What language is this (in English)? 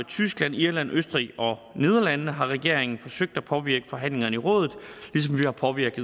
Danish